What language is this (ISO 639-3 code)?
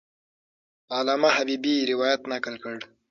pus